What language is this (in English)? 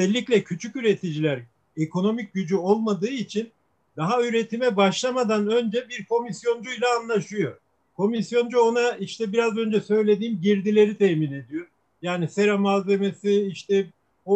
Turkish